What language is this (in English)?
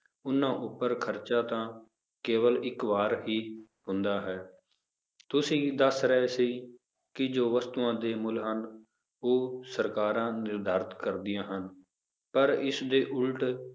Punjabi